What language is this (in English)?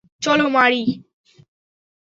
Bangla